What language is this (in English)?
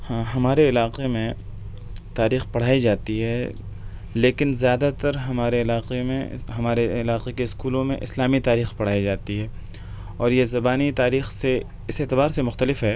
Urdu